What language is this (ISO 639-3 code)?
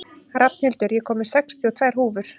isl